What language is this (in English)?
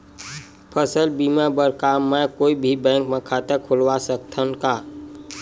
Chhattisgarhi